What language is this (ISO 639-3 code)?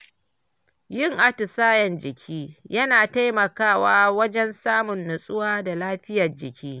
hau